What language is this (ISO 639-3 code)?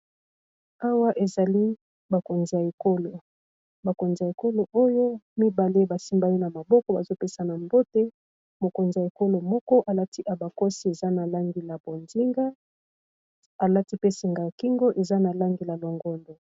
lin